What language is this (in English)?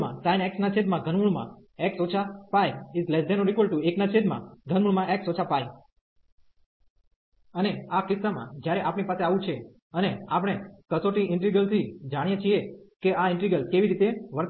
Gujarati